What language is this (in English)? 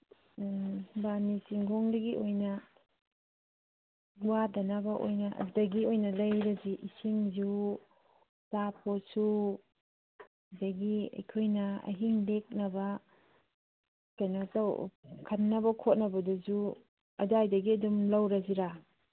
Manipuri